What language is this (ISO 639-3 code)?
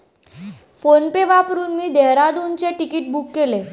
mar